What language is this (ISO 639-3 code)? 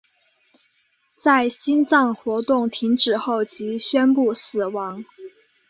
zho